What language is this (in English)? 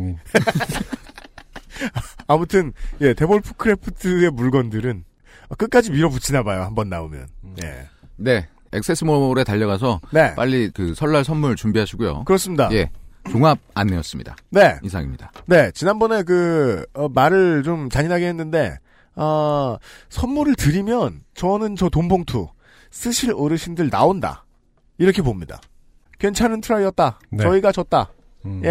Korean